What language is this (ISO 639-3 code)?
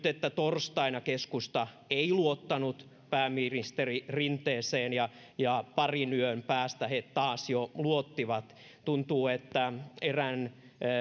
fin